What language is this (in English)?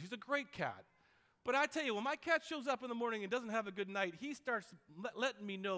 English